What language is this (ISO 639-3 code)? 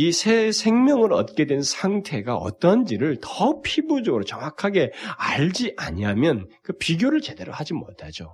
kor